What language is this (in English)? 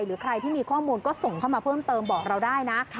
Thai